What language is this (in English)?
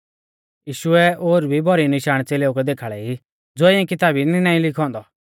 Mahasu Pahari